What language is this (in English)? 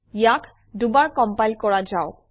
Assamese